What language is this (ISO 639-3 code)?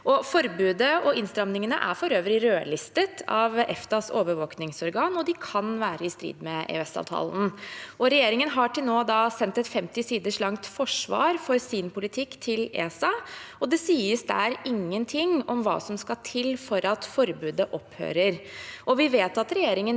nor